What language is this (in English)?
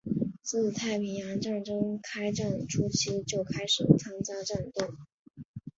Chinese